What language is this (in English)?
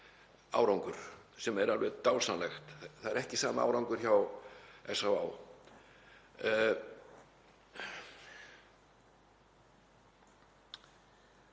Icelandic